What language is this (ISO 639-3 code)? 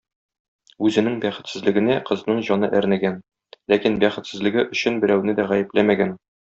tat